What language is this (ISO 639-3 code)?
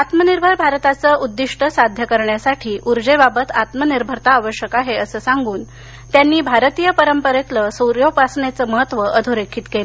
mar